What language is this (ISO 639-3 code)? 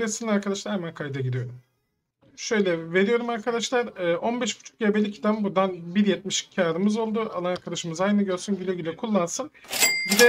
tur